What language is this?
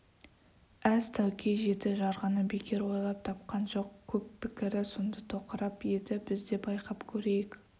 Kazakh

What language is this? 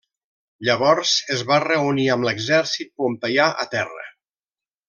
Catalan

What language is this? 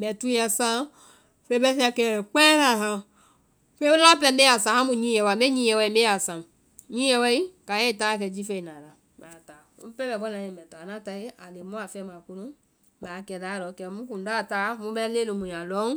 Vai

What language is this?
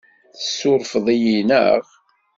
Kabyle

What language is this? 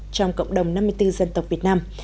Vietnamese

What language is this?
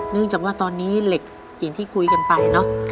Thai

